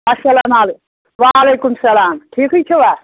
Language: Kashmiri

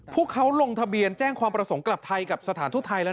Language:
Thai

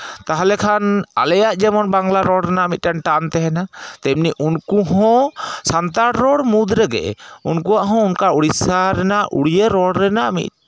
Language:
Santali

